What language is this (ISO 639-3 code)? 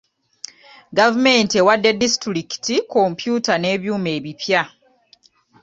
lug